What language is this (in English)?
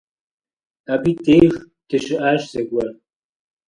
Kabardian